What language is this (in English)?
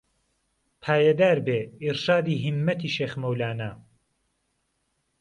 Central Kurdish